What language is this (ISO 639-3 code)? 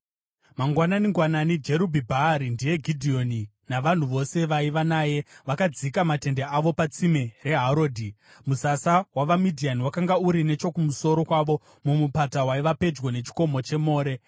sna